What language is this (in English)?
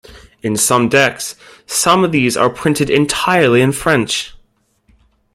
English